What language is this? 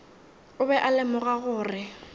Northern Sotho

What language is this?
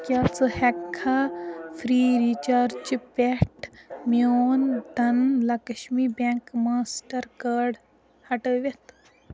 Kashmiri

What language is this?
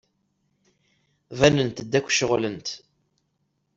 Kabyle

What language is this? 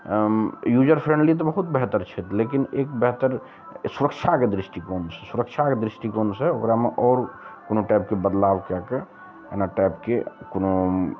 Maithili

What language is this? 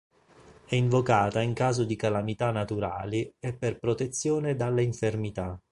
Italian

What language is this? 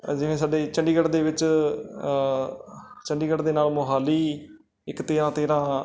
Punjabi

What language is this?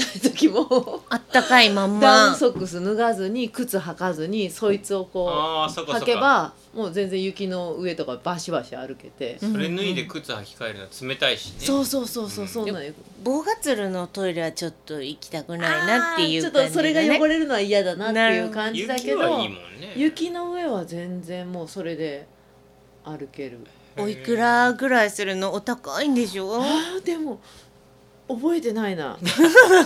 Japanese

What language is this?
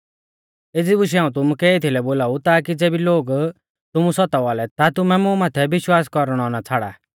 Mahasu Pahari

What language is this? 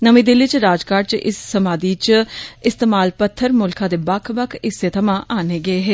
Dogri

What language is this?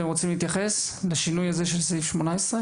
Hebrew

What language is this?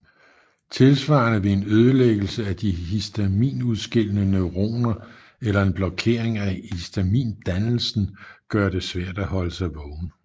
Danish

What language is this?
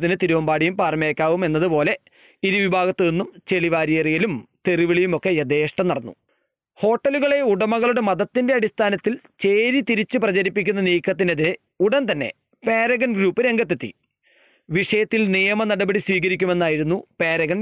Malayalam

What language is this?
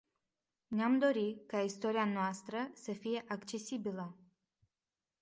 Romanian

